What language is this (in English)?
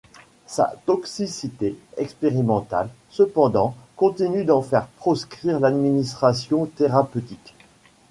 French